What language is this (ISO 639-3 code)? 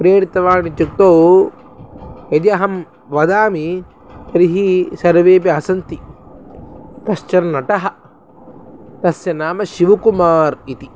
san